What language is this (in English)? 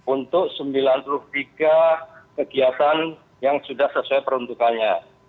Indonesian